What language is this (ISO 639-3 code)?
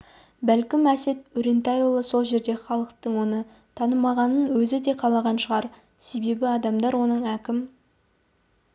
kaz